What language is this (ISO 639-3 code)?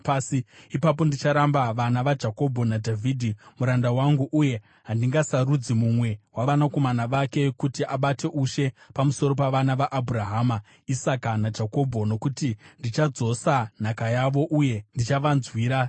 sna